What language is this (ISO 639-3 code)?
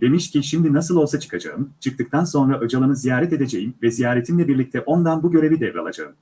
tur